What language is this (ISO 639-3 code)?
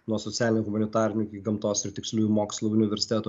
lit